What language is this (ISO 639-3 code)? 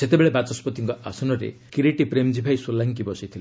ori